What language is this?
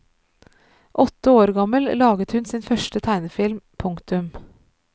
Norwegian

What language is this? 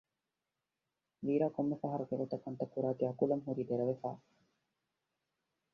Divehi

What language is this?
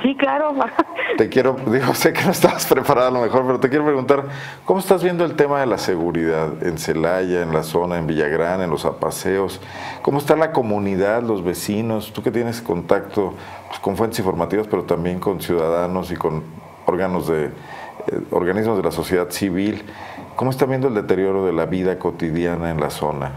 Spanish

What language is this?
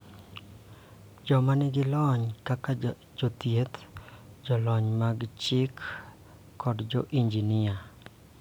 Luo (Kenya and Tanzania)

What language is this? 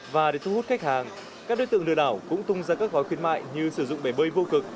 Vietnamese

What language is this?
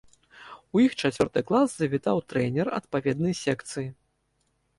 Belarusian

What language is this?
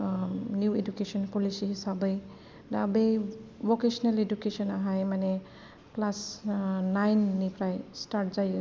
Bodo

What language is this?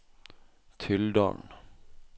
Norwegian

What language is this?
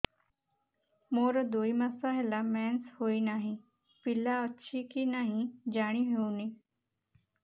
Odia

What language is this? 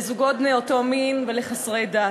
Hebrew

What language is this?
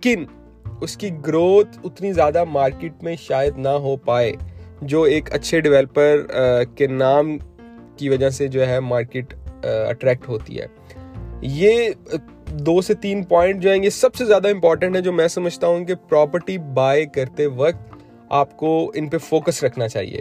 Urdu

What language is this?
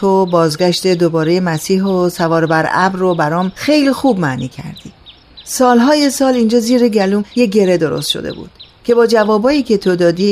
Persian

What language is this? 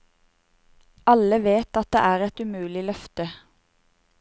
Norwegian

